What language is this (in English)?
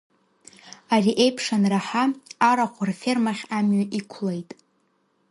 Abkhazian